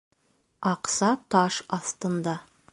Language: Bashkir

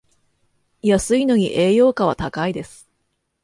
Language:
Japanese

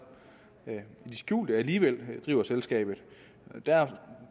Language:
Danish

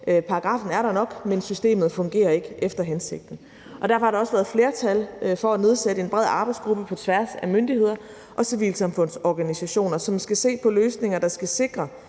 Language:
Danish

